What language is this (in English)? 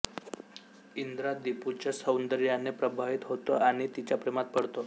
Marathi